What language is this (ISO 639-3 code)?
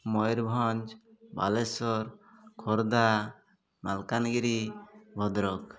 ori